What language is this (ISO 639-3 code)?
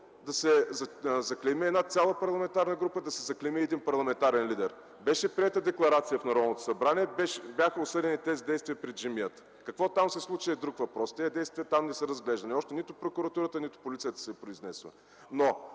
bul